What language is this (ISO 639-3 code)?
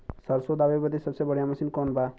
bho